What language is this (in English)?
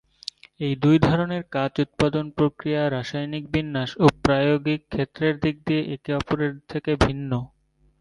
Bangla